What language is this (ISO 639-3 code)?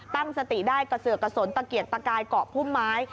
tha